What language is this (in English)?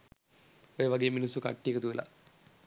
Sinhala